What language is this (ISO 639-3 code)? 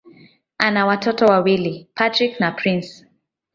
swa